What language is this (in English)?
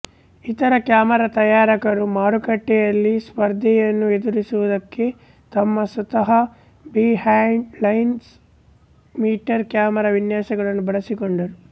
Kannada